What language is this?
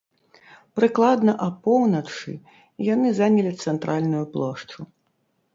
Belarusian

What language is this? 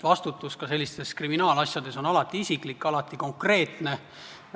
Estonian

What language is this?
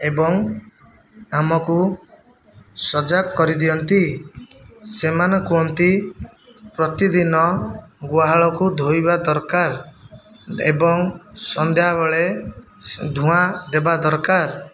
Odia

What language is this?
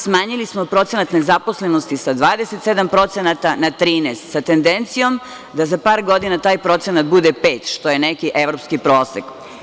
Serbian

